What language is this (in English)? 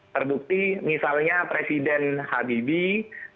Indonesian